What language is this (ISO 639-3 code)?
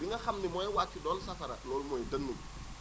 wol